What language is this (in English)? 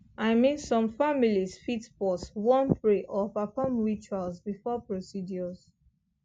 Nigerian Pidgin